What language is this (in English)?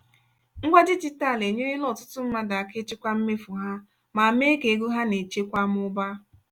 Igbo